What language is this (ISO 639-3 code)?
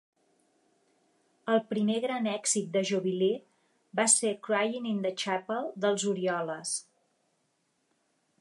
cat